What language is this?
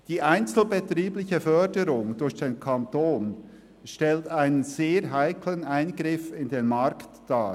Swiss German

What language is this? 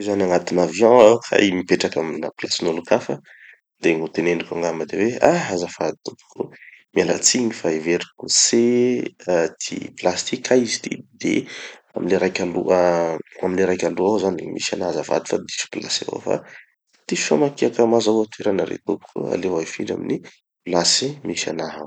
Tanosy Malagasy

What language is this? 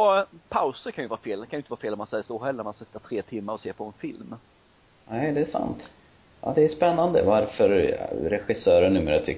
Swedish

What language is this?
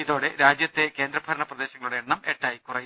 Malayalam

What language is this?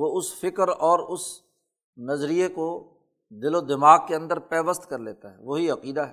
Urdu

